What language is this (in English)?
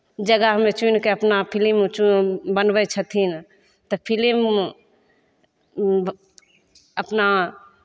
Maithili